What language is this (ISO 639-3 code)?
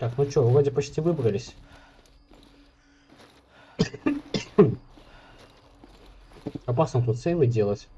rus